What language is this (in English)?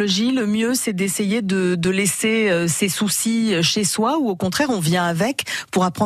French